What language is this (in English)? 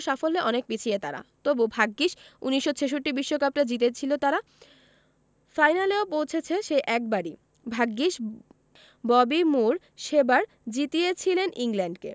Bangla